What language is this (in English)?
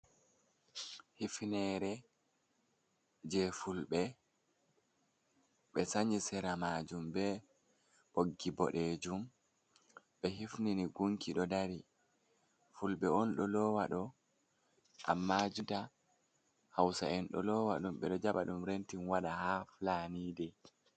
Fula